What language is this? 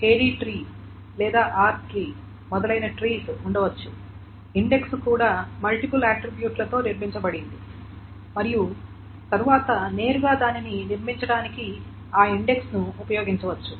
Telugu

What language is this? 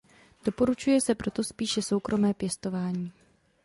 Czech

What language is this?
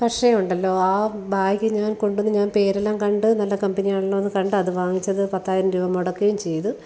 Malayalam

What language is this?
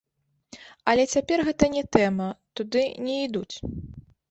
Belarusian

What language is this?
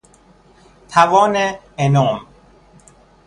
Persian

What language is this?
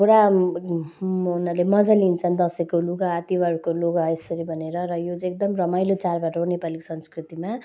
Nepali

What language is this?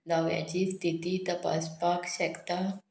Konkani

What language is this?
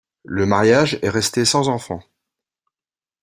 French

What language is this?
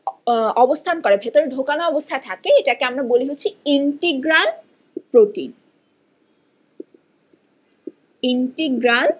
Bangla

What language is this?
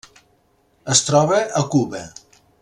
Catalan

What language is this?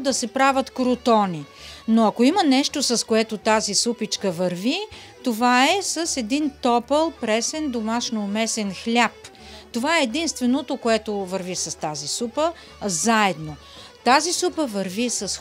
Bulgarian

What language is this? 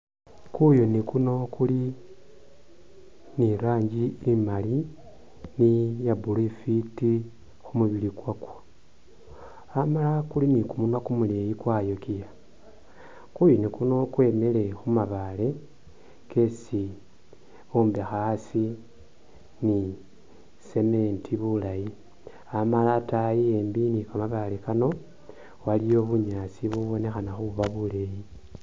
Masaaba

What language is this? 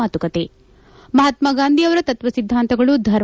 Kannada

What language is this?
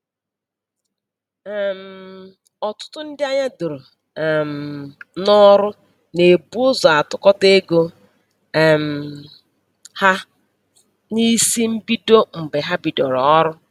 Igbo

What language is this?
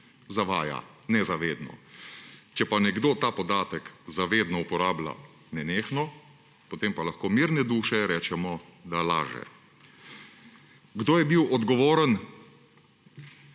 Slovenian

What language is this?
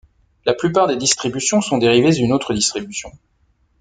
French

